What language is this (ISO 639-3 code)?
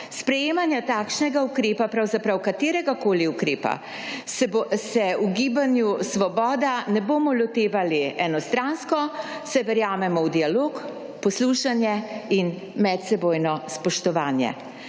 slv